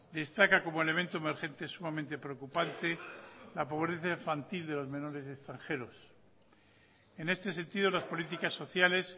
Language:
Spanish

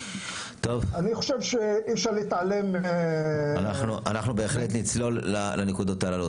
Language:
Hebrew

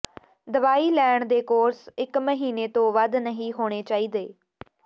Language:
Punjabi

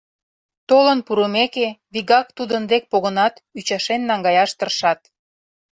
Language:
Mari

